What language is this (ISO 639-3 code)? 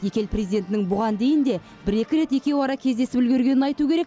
kaz